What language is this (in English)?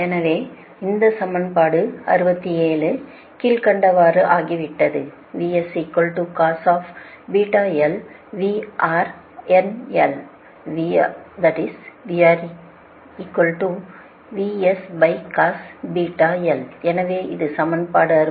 Tamil